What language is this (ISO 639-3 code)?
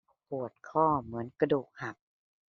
tha